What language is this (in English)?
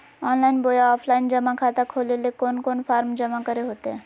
Magahi